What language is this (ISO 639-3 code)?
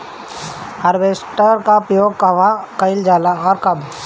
bho